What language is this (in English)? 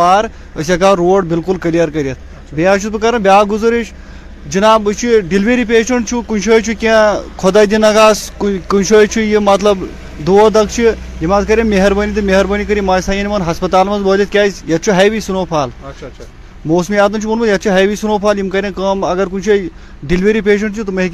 Urdu